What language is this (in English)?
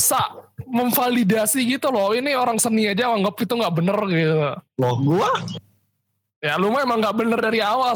Indonesian